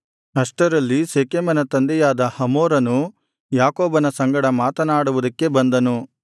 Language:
Kannada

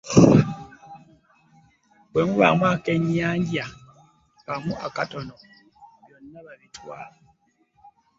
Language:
Ganda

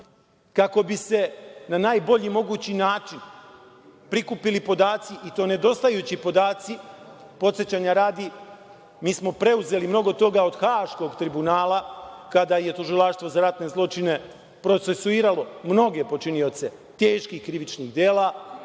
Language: Serbian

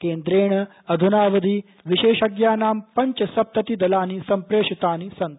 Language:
Sanskrit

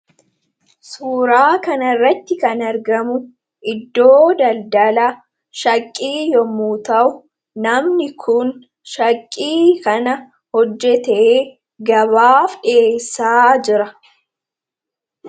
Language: Oromo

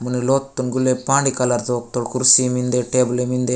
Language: Gondi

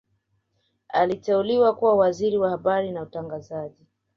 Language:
Swahili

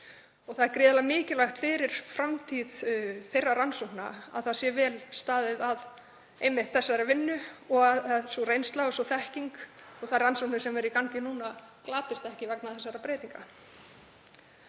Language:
Icelandic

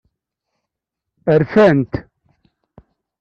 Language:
Kabyle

